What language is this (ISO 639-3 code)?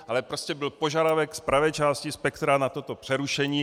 ces